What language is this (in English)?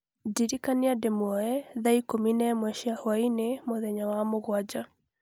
Kikuyu